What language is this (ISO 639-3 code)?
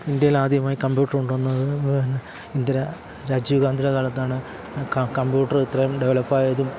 mal